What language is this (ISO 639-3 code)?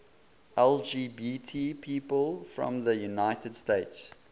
eng